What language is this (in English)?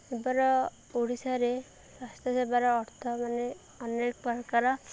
Odia